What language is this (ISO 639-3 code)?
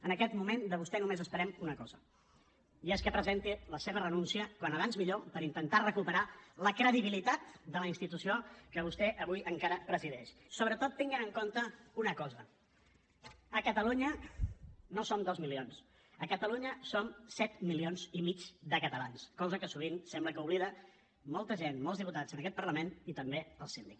cat